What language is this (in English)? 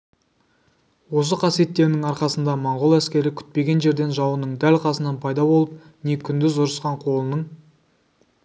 Kazakh